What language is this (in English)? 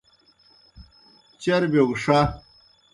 Kohistani Shina